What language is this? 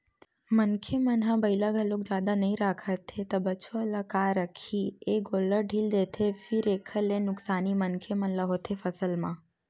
Chhattisgarhi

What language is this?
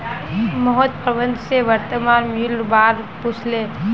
Magahi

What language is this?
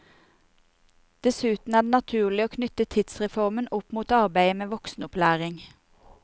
Norwegian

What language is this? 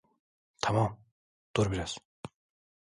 Turkish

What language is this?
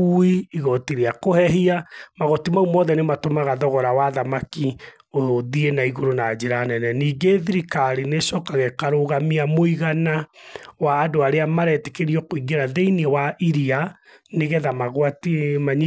Kikuyu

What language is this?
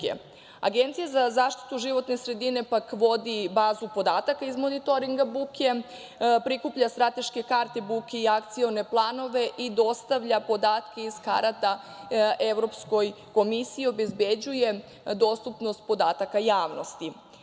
Serbian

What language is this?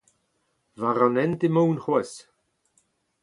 Breton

